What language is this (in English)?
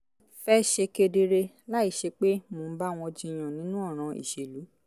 Yoruba